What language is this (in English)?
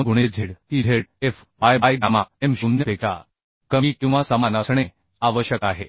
Marathi